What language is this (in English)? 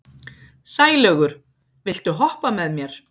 Icelandic